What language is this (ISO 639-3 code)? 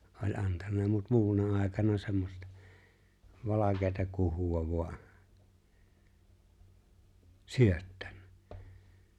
fin